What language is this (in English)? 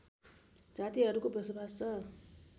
Nepali